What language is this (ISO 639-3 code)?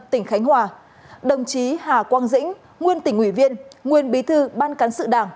vie